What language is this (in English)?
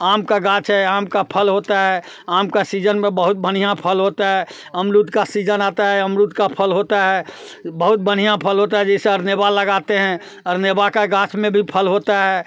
Hindi